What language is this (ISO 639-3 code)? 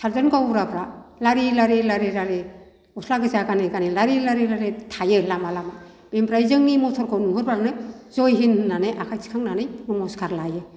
brx